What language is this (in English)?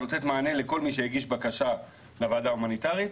Hebrew